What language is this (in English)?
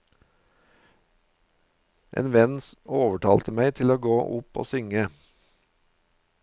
Norwegian